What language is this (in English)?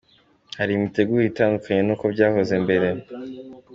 Kinyarwanda